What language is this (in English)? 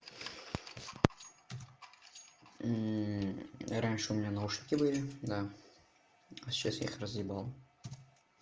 Russian